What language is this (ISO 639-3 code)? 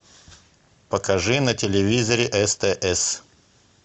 rus